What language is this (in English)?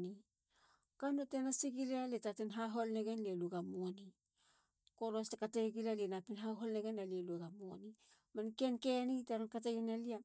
Halia